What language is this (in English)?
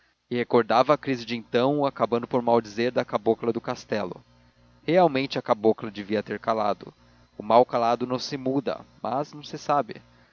Portuguese